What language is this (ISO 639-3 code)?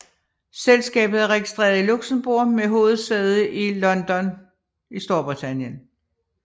dan